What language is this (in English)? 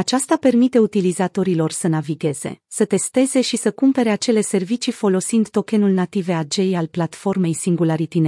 Romanian